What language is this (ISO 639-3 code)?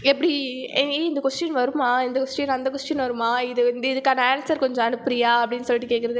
tam